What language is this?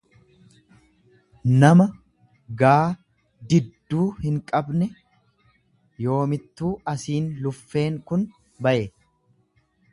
Oromo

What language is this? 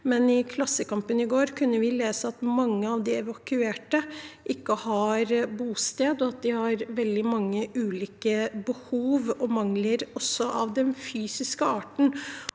Norwegian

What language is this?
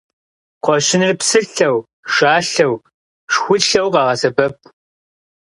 Kabardian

